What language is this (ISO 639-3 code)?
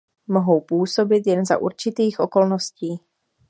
ces